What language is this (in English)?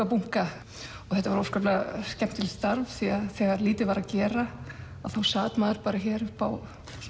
Icelandic